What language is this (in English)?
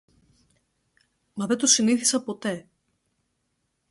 Greek